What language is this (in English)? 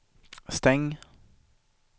Swedish